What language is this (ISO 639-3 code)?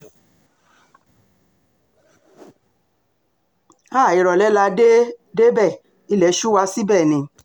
yor